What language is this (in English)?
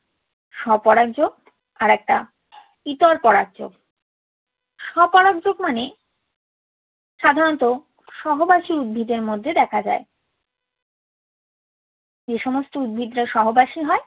Bangla